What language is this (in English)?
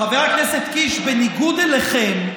Hebrew